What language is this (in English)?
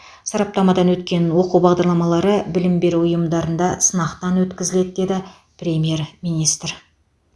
Kazakh